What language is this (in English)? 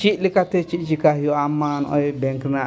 Santali